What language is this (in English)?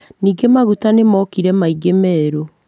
Kikuyu